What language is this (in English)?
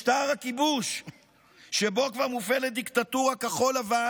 Hebrew